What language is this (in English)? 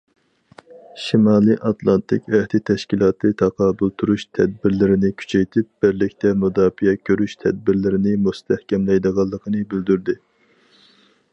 Uyghur